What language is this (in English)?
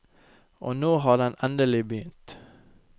Norwegian